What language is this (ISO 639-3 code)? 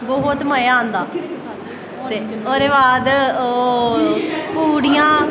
doi